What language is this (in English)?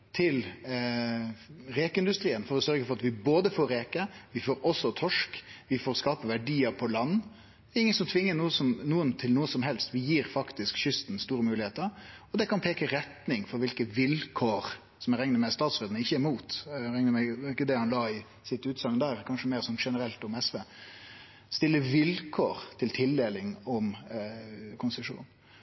Norwegian Nynorsk